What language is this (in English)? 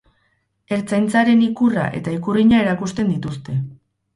Basque